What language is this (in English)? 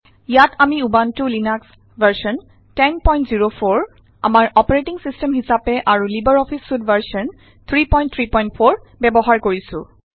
Assamese